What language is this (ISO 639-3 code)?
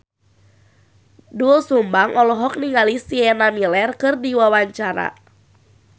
sun